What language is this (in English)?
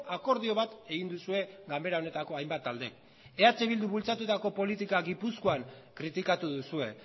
Basque